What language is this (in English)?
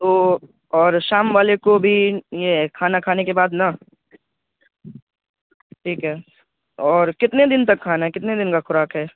Urdu